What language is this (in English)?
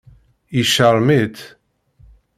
Kabyle